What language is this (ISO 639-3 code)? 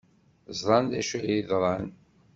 kab